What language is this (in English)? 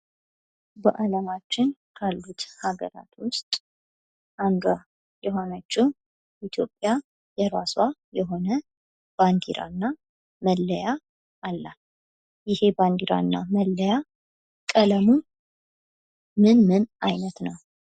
Amharic